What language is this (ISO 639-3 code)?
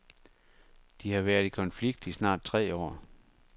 dan